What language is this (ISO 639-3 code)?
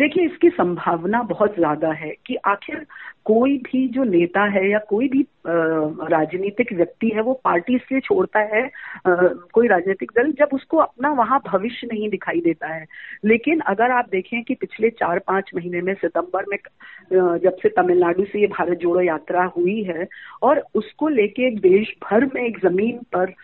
hin